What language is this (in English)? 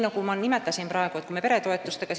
Estonian